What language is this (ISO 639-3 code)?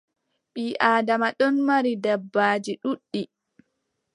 fub